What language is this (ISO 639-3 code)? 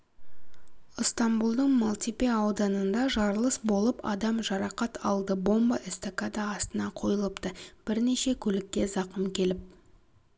kaz